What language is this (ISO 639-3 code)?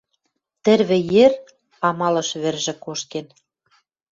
mrj